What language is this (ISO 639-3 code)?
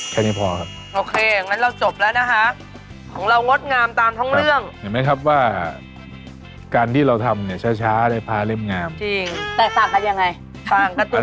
tha